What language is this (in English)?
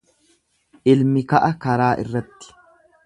Oromo